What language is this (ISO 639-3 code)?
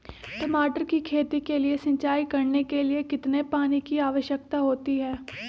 mag